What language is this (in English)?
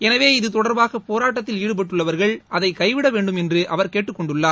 Tamil